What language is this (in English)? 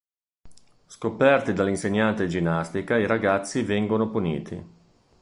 Italian